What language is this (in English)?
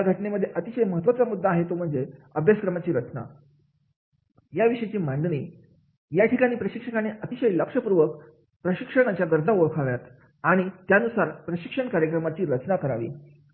Marathi